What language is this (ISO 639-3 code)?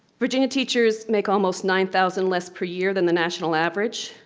eng